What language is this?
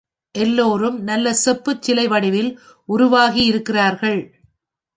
Tamil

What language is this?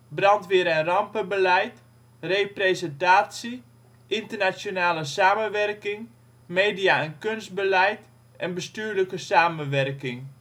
Dutch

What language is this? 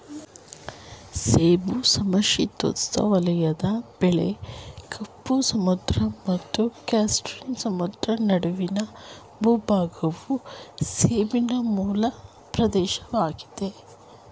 Kannada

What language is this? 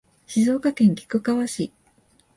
Japanese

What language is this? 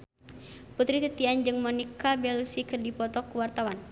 Sundanese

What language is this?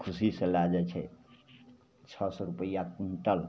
Maithili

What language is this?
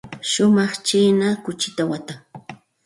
Santa Ana de Tusi Pasco Quechua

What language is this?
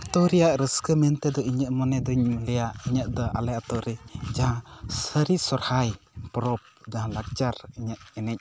Santali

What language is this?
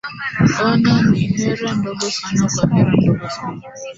Swahili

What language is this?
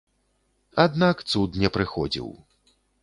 Belarusian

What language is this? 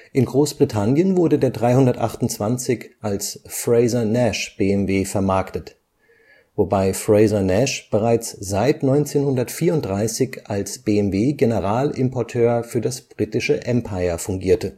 German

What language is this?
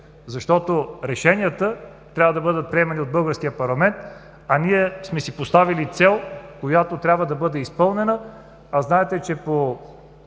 Bulgarian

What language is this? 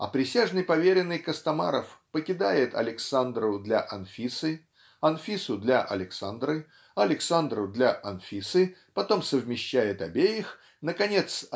Russian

